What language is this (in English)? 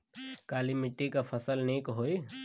Bhojpuri